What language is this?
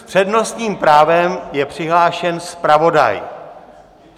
Czech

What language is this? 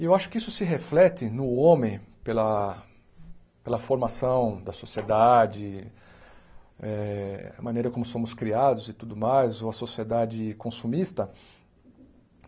Portuguese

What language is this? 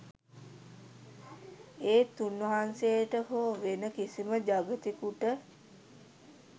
Sinhala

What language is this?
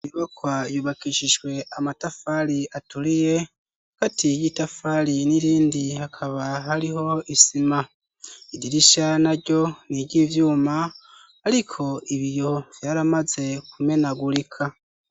Rundi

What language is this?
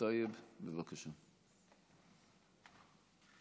Hebrew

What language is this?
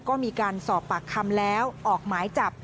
Thai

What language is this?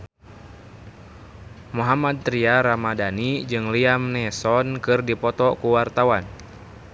Sundanese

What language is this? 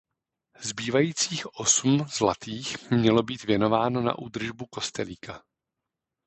Czech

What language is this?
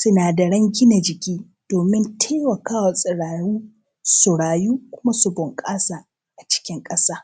Hausa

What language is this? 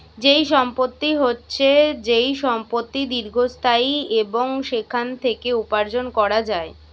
Bangla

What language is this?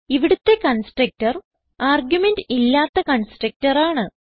Malayalam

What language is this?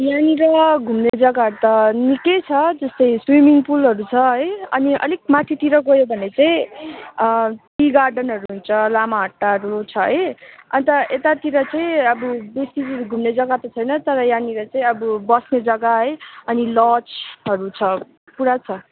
Nepali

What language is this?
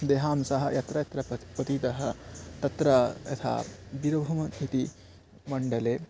Sanskrit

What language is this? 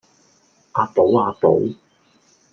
Cantonese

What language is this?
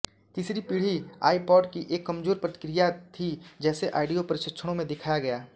Hindi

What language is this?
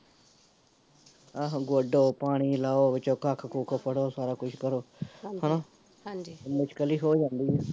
Punjabi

